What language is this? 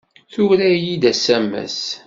Kabyle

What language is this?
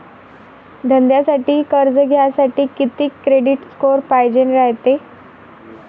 Marathi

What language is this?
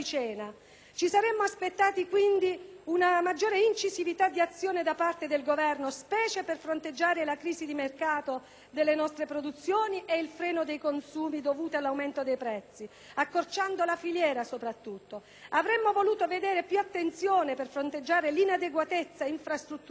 Italian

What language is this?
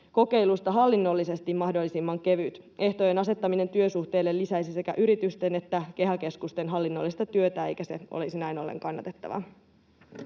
Finnish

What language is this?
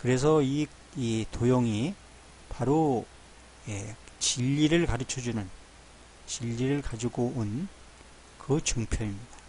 Korean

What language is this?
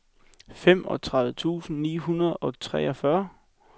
Danish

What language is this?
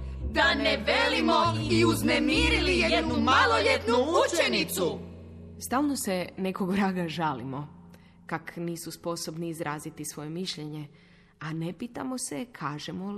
Croatian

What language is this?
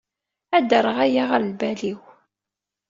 Kabyle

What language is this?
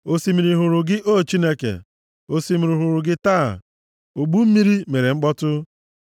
Igbo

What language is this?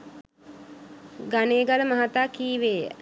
Sinhala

